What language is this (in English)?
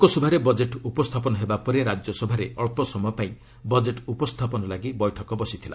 Odia